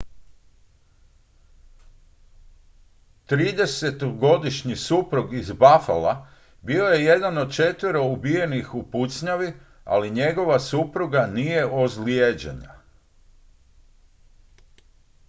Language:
Croatian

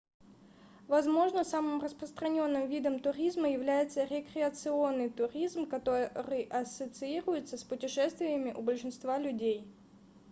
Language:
Russian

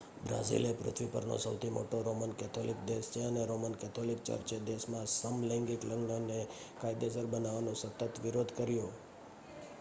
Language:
Gujarati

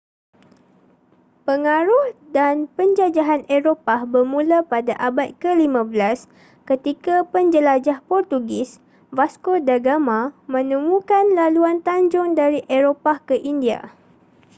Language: Malay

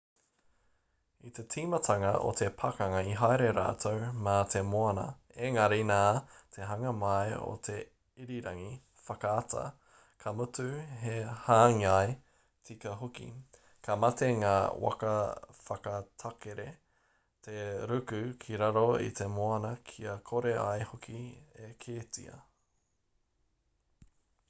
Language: Māori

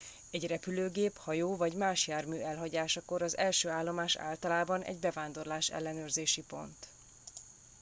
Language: Hungarian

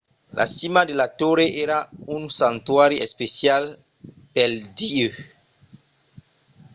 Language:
Occitan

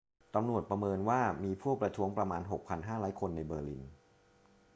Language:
Thai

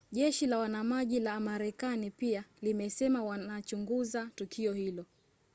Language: Swahili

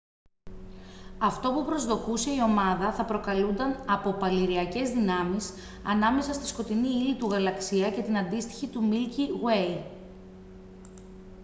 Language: Greek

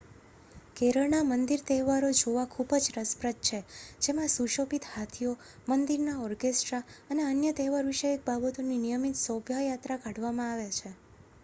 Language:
Gujarati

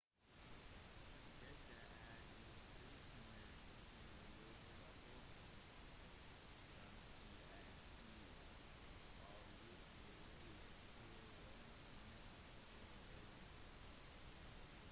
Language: Norwegian Bokmål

